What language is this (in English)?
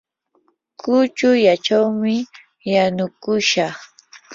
Yanahuanca Pasco Quechua